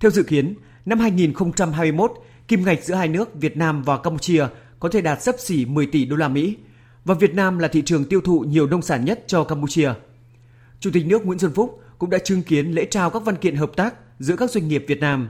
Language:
Vietnamese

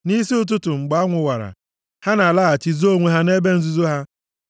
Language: Igbo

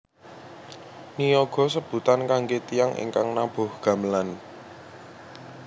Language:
Javanese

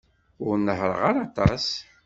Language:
Kabyle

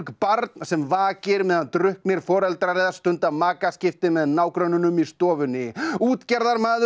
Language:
Icelandic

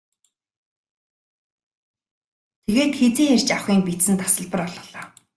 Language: Mongolian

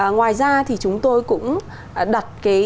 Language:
Vietnamese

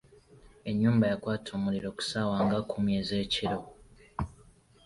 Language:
Ganda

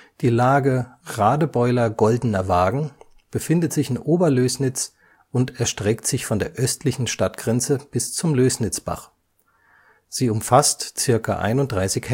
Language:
German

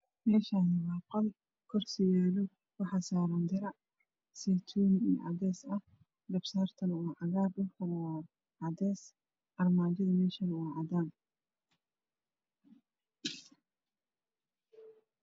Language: Somali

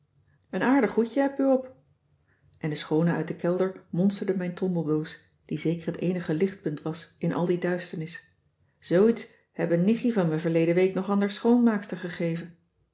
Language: Dutch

